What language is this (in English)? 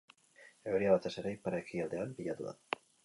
Basque